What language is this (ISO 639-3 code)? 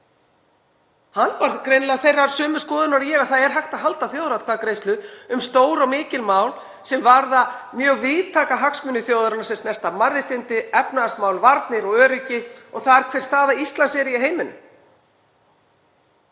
isl